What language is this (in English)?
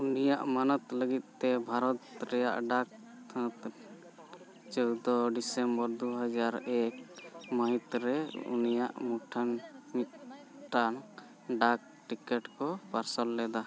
Santali